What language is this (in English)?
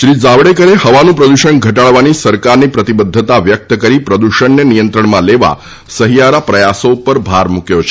Gujarati